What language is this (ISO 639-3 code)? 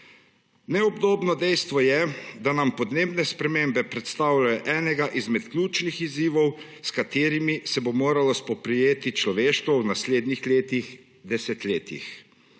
slv